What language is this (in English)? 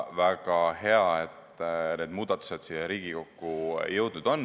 Estonian